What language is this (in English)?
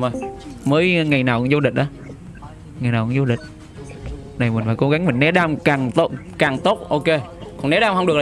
Vietnamese